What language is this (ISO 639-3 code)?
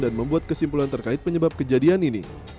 ind